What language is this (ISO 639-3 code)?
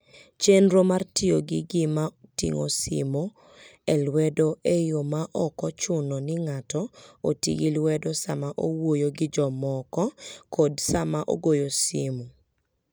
luo